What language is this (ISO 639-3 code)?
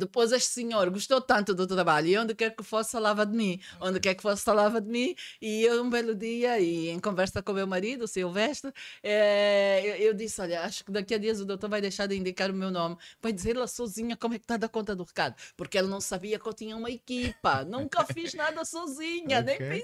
por